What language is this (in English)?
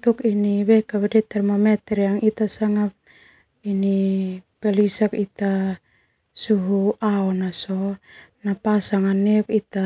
Termanu